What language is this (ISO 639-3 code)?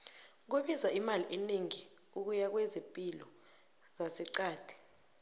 nbl